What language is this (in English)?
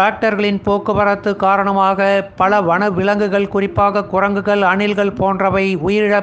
Tamil